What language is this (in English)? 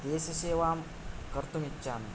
Sanskrit